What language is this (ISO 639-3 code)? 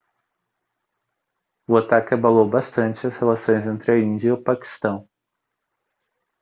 por